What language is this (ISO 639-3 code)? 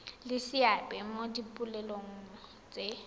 tsn